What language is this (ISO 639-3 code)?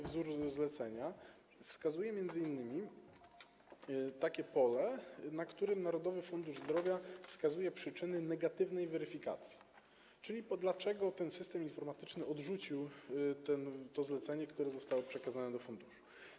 pol